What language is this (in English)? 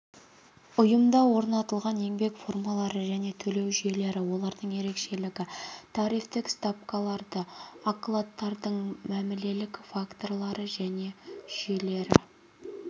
Kazakh